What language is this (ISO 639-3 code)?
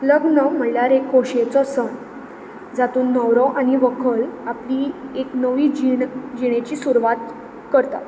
kok